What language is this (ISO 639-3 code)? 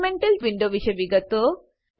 guj